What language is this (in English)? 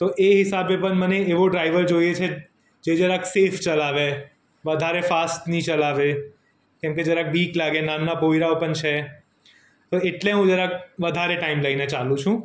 Gujarati